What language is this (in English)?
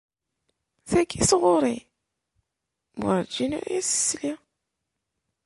Kabyle